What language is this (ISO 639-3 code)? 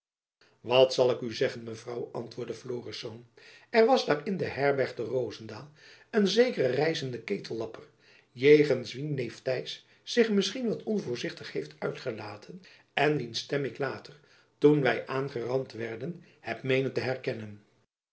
nld